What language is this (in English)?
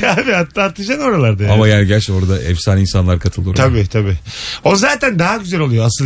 Turkish